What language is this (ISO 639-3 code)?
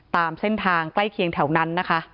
tha